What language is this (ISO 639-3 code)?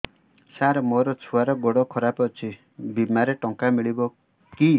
ori